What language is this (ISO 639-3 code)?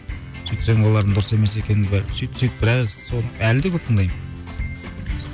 kaz